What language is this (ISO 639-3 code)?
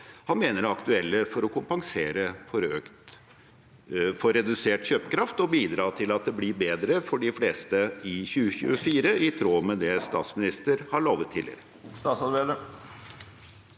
nor